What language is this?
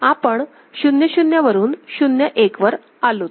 Marathi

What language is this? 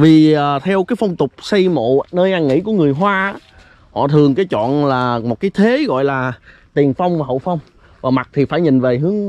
Vietnamese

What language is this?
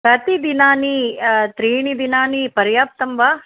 Sanskrit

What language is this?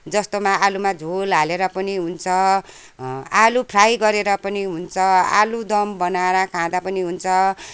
Nepali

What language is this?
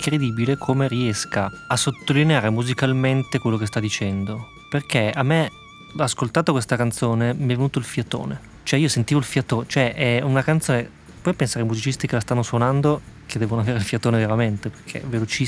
Italian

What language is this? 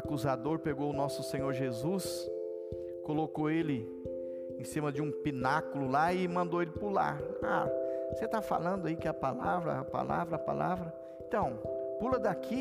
Portuguese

